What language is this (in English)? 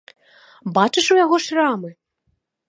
Belarusian